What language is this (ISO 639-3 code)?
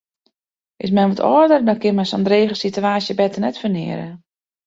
fry